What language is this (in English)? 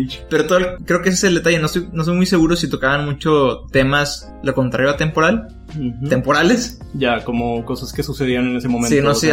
Spanish